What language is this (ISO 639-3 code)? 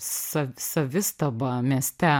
lit